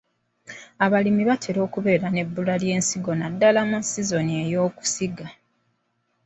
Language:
Ganda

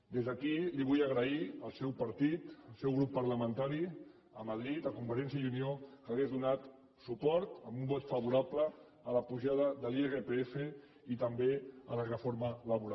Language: Catalan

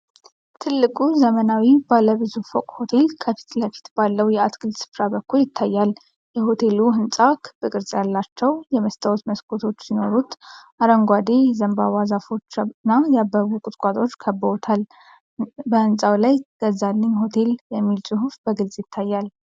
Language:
Amharic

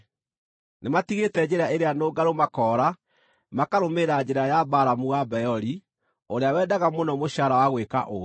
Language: Kikuyu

